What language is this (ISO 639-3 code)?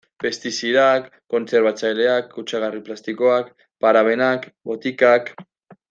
eus